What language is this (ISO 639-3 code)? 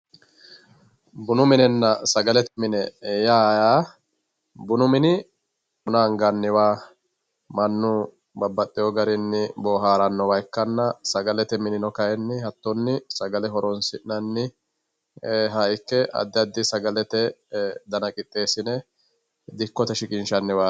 sid